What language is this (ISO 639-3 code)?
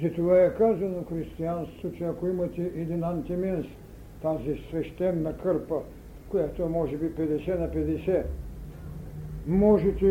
bul